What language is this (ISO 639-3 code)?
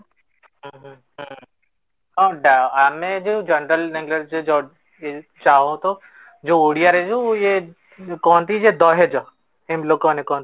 ori